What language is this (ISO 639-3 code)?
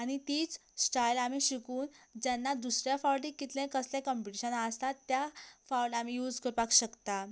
kok